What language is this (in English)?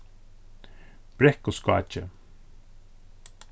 Faroese